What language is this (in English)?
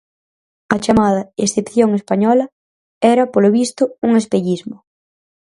Galician